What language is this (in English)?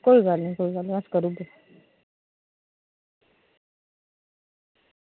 Dogri